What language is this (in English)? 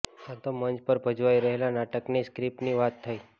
Gujarati